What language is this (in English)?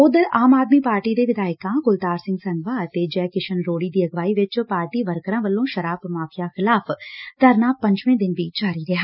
Punjabi